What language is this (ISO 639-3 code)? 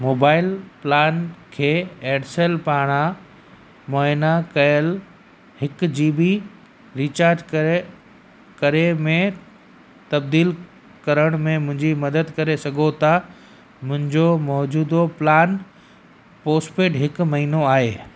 snd